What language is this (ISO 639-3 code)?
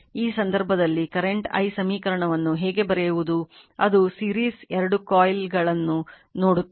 kan